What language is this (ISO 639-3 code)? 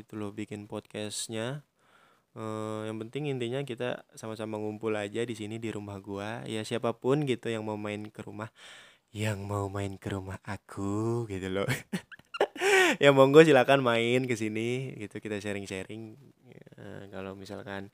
ind